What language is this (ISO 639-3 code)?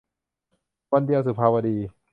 tha